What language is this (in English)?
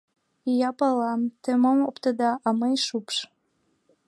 Mari